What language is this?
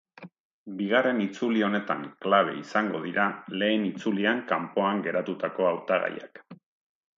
Basque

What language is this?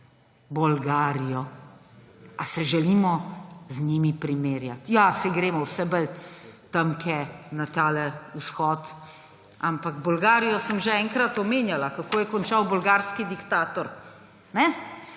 Slovenian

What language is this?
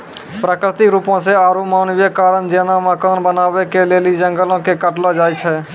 Maithili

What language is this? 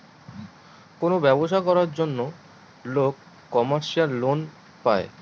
Bangla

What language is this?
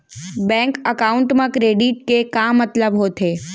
Chhattisgarhi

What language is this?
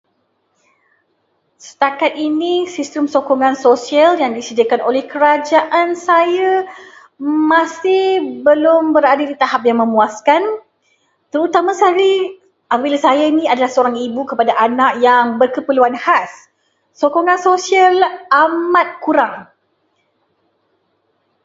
Malay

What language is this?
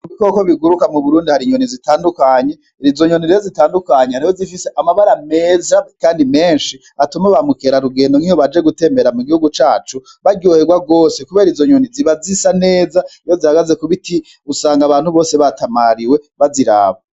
Rundi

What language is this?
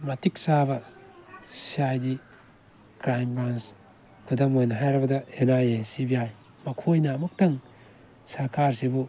Manipuri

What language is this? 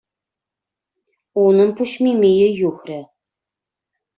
Chuvash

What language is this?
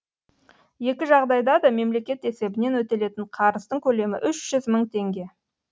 Kazakh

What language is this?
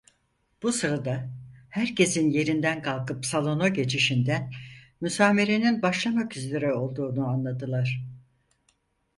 Turkish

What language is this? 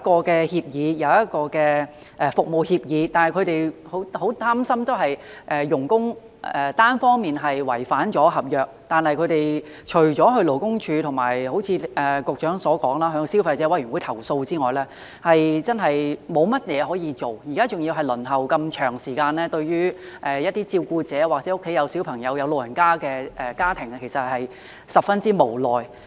Cantonese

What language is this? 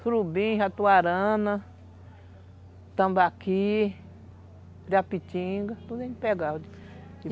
Portuguese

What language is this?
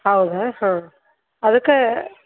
Kannada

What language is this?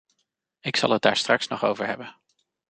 Dutch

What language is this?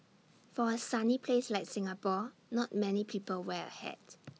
English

